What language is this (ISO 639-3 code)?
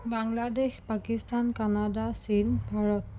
asm